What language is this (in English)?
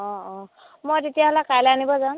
Assamese